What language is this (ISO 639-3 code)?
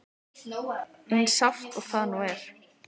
isl